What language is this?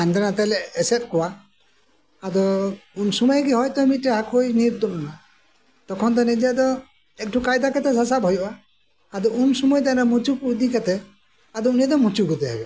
Santali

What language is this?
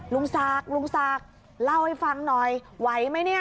Thai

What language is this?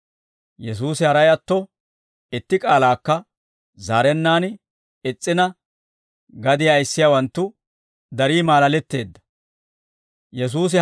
Dawro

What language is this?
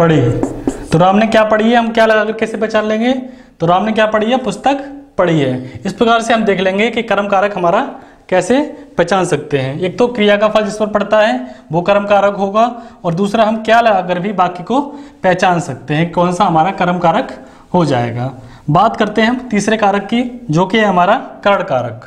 Hindi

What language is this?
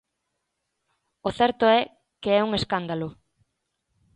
Galician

